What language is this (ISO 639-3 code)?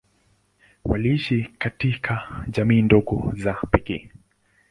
swa